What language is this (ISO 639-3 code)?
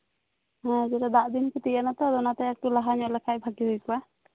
sat